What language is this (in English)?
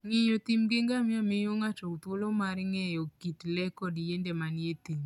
Luo (Kenya and Tanzania)